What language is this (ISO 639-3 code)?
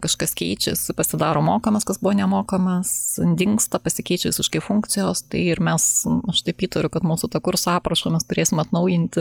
lit